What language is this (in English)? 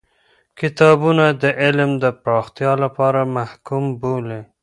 Pashto